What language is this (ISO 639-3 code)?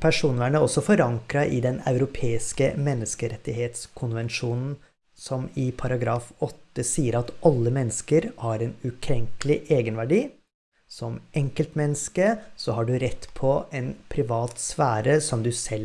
nor